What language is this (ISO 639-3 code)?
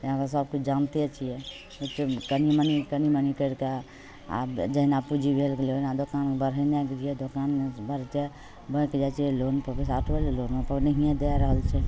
mai